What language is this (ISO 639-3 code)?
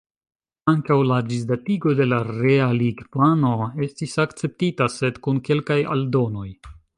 epo